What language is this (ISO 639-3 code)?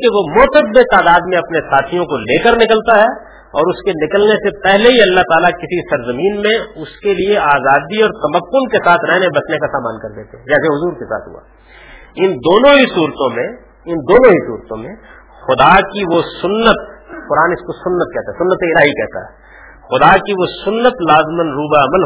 urd